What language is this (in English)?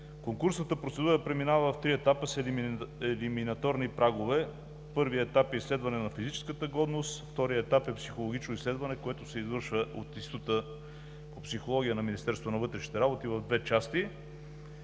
Bulgarian